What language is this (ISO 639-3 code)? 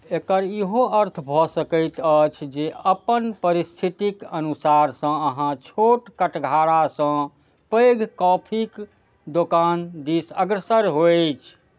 mai